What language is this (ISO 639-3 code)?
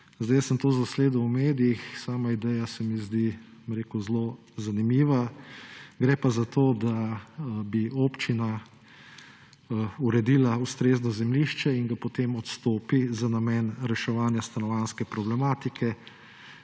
slv